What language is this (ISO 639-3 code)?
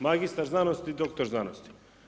hrv